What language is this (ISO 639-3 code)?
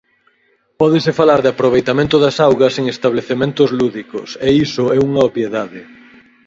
glg